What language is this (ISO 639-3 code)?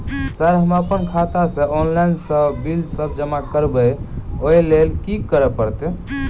mai